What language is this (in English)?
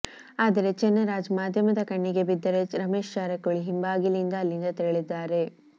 Kannada